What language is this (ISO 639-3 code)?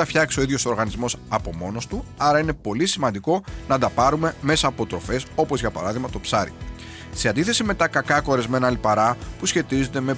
ell